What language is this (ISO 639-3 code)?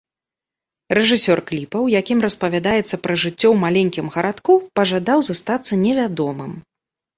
bel